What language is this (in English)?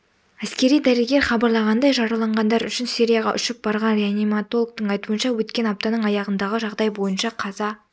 Kazakh